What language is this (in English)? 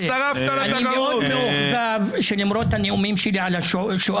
Hebrew